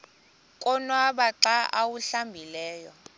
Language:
Xhosa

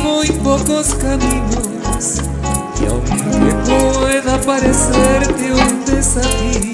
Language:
Romanian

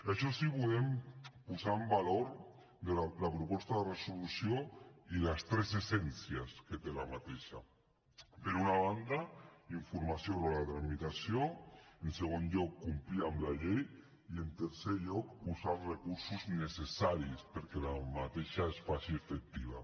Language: Catalan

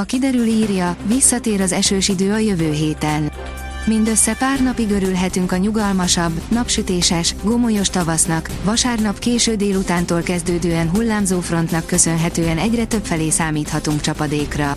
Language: Hungarian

